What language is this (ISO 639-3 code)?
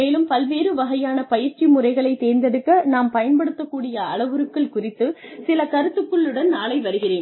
tam